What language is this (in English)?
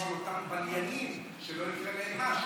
Hebrew